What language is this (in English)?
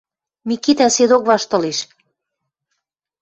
Western Mari